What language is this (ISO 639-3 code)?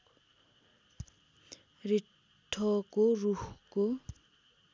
nep